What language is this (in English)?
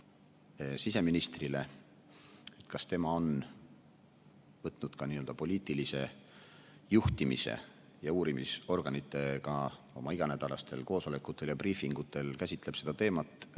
Estonian